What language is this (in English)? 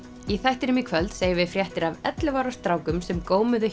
Icelandic